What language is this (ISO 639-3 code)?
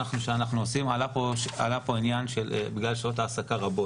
heb